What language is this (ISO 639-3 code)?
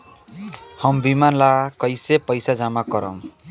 bho